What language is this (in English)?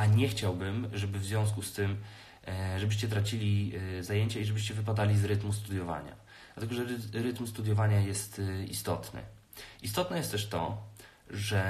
Polish